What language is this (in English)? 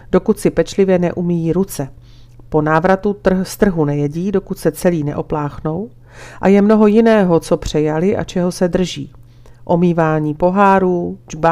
Czech